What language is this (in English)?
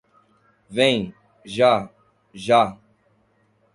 Portuguese